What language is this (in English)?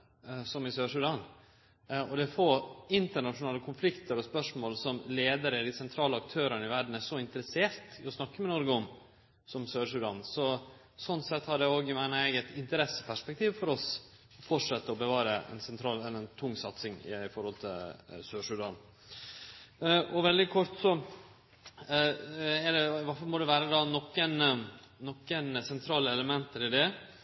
Norwegian Nynorsk